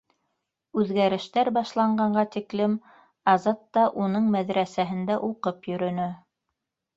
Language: Bashkir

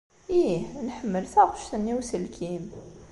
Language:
Kabyle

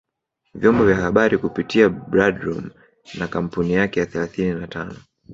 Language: Swahili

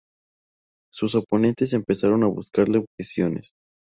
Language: Spanish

